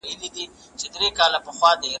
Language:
Pashto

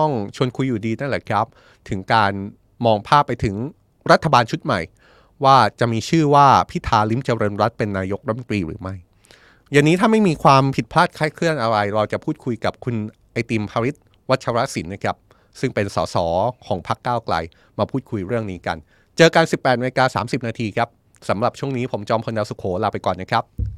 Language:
Thai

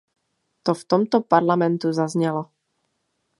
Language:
Czech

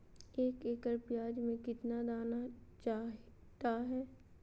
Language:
Magahi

